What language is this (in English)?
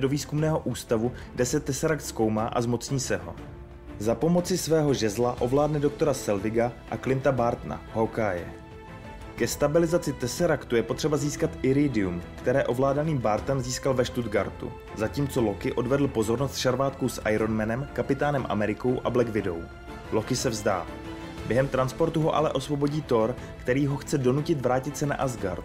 Czech